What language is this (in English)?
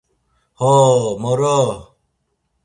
Laz